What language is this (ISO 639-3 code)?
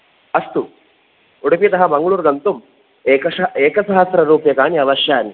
san